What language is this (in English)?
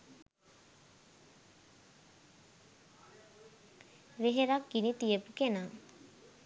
Sinhala